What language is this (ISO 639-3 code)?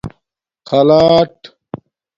dmk